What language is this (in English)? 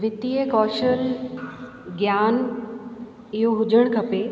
Sindhi